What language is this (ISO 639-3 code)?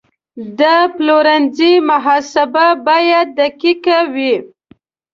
pus